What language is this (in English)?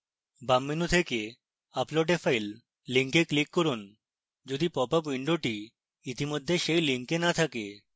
Bangla